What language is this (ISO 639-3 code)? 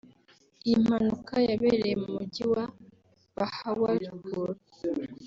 kin